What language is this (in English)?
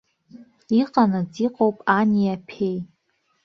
Abkhazian